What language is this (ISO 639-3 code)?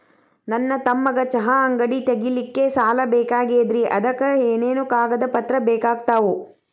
kan